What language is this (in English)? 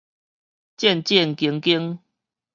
Min Nan Chinese